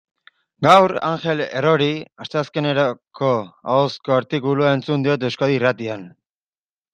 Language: Basque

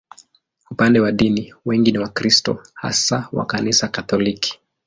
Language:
Swahili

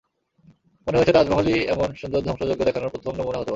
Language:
Bangla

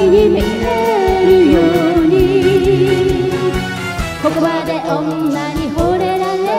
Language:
Indonesian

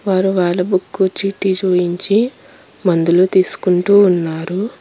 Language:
Telugu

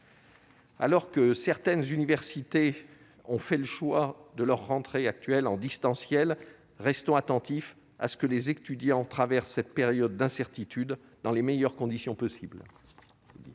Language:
French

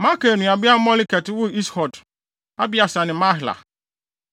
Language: Akan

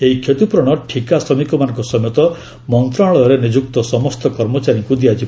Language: Odia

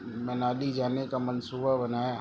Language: Urdu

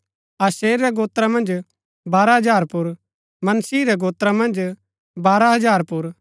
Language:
Gaddi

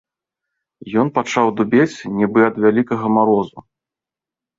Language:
Belarusian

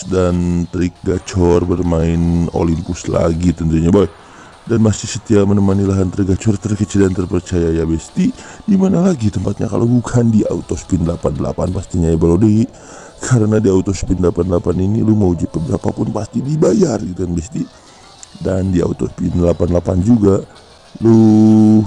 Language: Indonesian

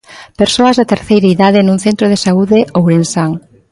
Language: Galician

